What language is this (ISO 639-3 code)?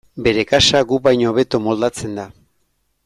eus